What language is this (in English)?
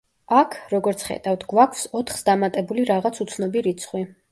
Georgian